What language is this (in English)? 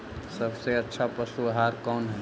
Magahi